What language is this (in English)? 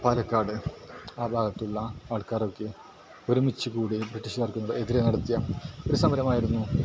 Malayalam